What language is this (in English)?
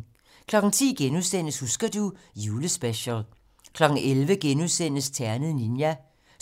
Danish